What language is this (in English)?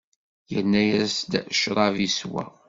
Kabyle